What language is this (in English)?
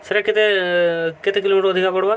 Odia